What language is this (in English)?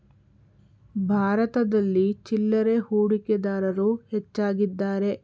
Kannada